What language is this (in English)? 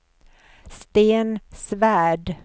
Swedish